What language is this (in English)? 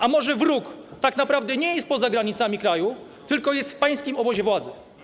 Polish